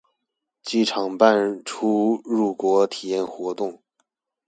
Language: Chinese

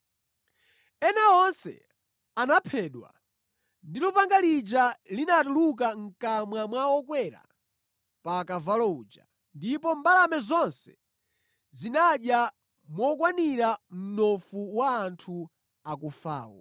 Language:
Nyanja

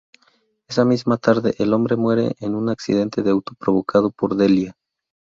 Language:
Spanish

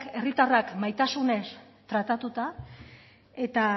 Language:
Basque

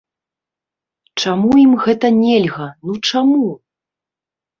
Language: Belarusian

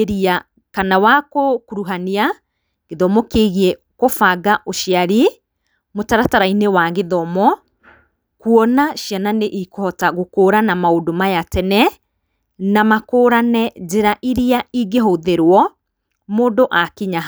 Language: Kikuyu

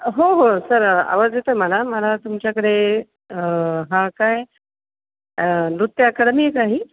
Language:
Marathi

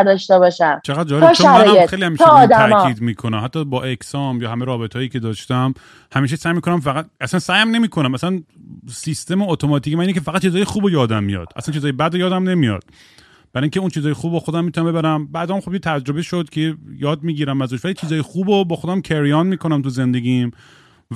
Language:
Persian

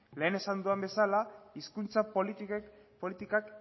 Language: Basque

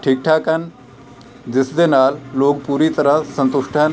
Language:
Punjabi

